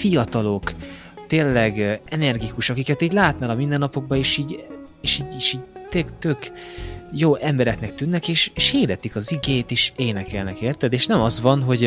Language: Hungarian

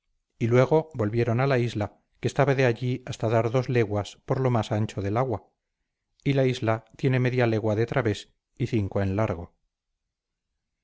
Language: Spanish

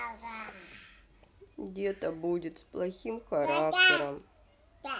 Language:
Russian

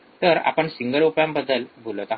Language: Marathi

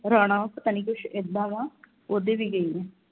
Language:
Punjabi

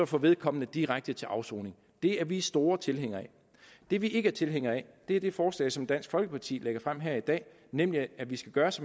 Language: Danish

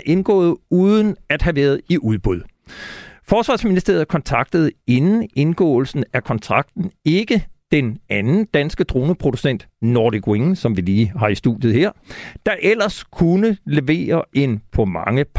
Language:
Danish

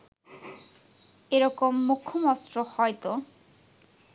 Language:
Bangla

